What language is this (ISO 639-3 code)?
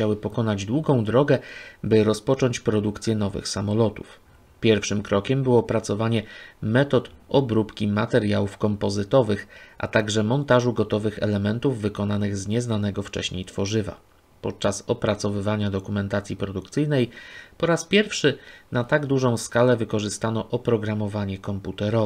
pol